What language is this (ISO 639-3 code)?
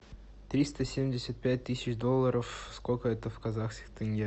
rus